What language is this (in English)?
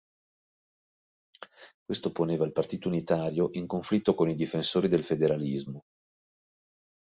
Italian